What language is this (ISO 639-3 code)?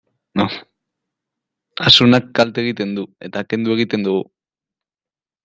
eus